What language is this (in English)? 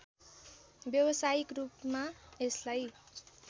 Nepali